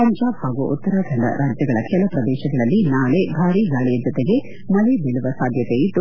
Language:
Kannada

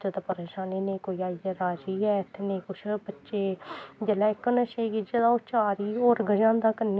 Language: Dogri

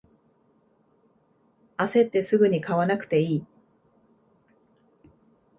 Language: Japanese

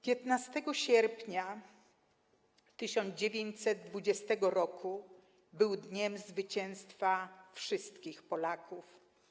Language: Polish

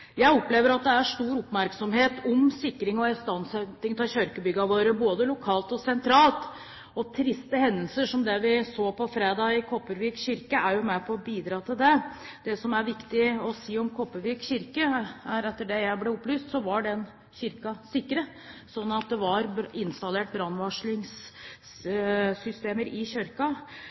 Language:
Norwegian Bokmål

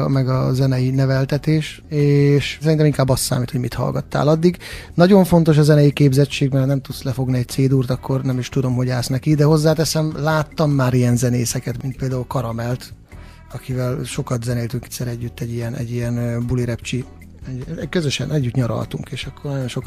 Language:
Hungarian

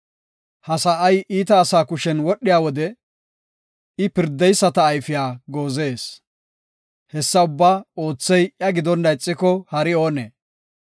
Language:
Gofa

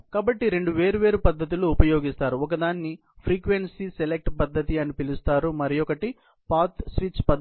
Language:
Telugu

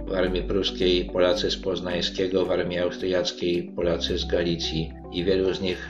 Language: Polish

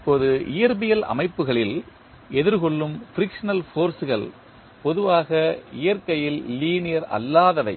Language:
Tamil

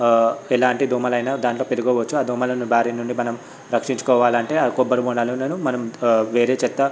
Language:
Telugu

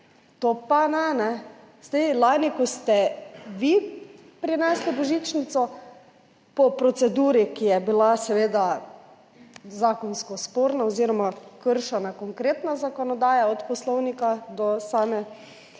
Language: Slovenian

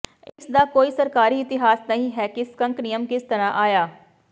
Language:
Punjabi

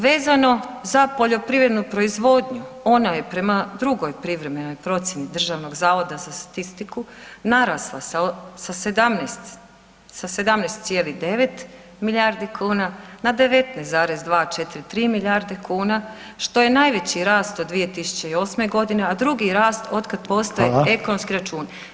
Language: Croatian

